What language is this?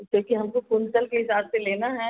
Hindi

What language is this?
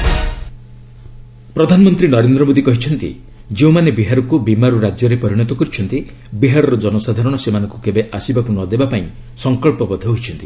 Odia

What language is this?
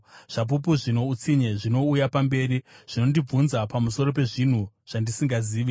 Shona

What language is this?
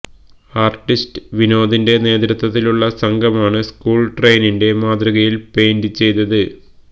Malayalam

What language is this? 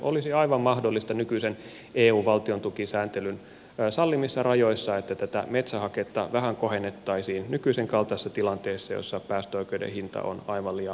Finnish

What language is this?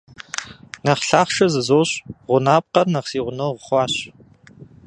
Kabardian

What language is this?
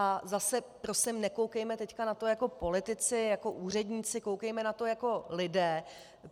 Czech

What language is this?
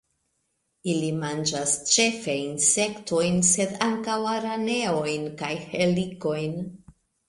Esperanto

